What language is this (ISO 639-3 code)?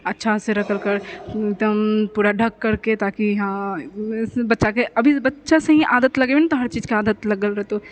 mai